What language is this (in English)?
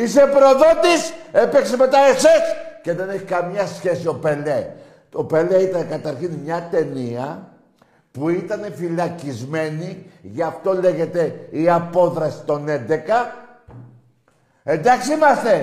Greek